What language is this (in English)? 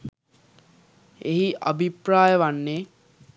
Sinhala